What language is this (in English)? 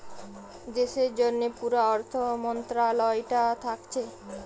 Bangla